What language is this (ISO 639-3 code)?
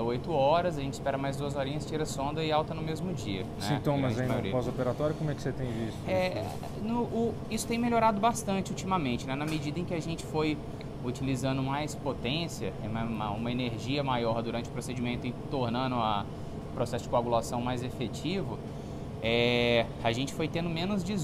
por